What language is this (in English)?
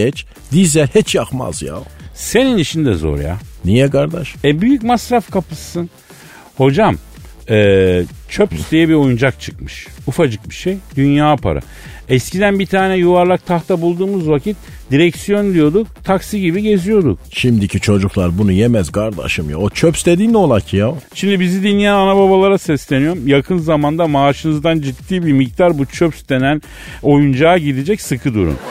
Turkish